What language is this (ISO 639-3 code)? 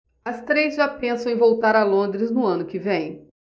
por